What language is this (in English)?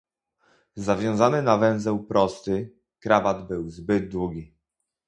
Polish